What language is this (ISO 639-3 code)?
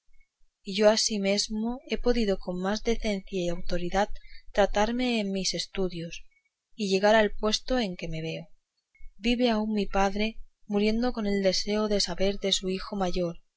spa